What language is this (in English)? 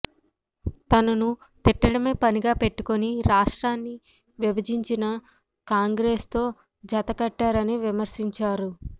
Telugu